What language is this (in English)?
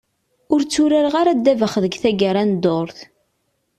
Kabyle